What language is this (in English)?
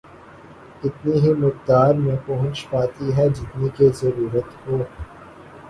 Urdu